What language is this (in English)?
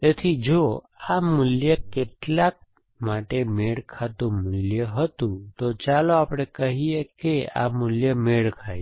Gujarati